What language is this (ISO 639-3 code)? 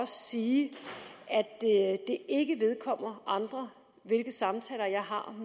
dan